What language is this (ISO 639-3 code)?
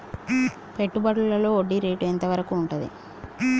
tel